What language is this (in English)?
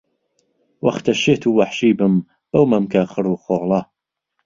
Central Kurdish